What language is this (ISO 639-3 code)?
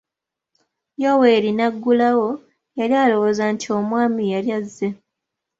lug